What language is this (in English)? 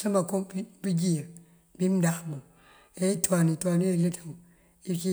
Mandjak